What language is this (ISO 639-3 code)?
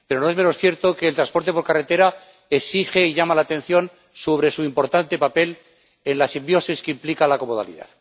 spa